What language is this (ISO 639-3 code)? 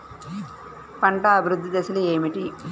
tel